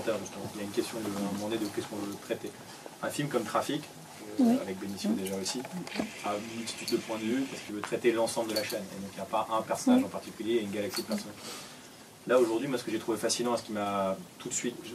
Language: French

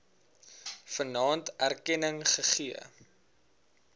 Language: Afrikaans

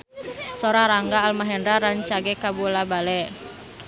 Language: Sundanese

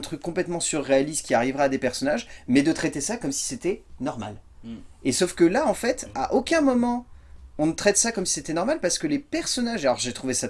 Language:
French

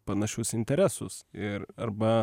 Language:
Lithuanian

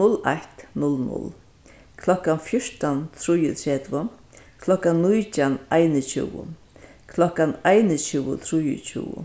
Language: Faroese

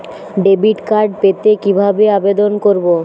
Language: Bangla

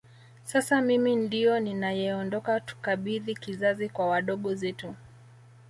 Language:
Swahili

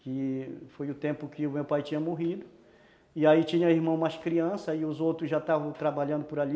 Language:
Portuguese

